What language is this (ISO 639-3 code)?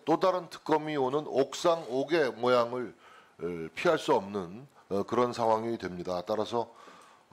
kor